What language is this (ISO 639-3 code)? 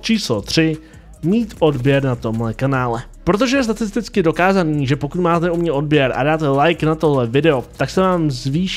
ces